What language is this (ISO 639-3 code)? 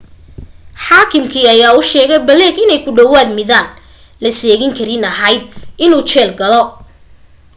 som